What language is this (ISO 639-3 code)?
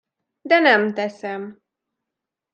hun